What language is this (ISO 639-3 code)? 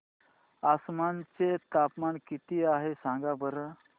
mar